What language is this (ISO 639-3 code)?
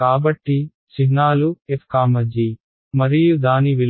tel